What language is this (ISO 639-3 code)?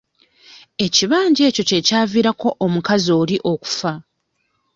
lug